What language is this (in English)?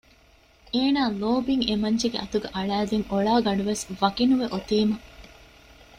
Divehi